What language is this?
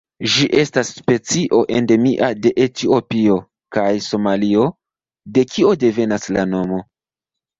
Esperanto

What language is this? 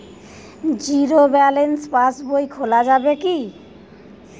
Bangla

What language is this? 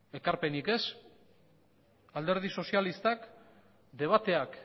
Basque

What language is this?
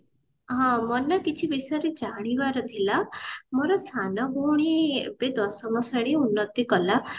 Odia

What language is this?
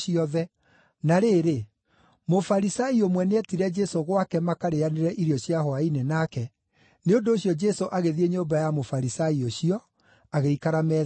Kikuyu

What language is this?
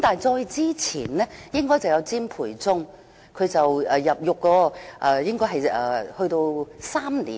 Cantonese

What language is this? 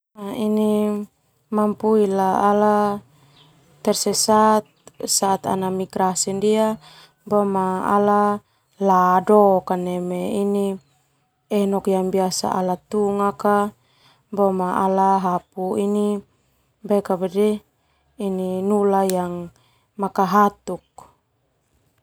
Termanu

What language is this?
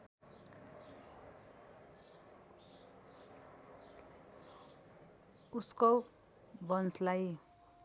Nepali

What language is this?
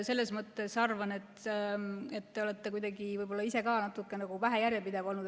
Estonian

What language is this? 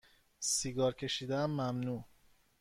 Persian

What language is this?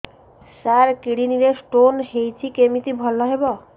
Odia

